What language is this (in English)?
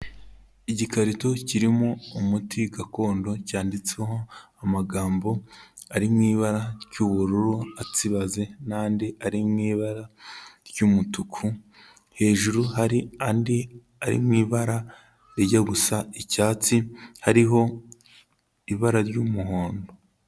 Kinyarwanda